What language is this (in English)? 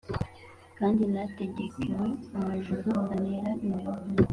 Kinyarwanda